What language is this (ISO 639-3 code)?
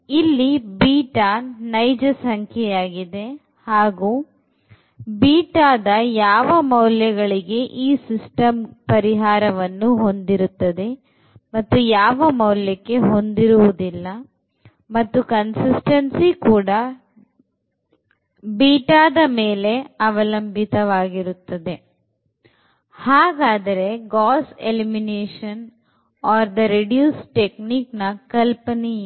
kan